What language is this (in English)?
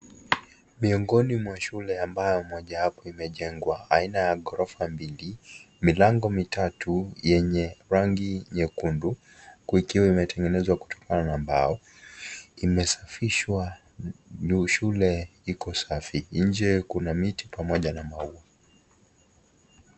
Swahili